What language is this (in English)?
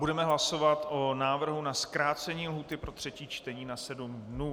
Czech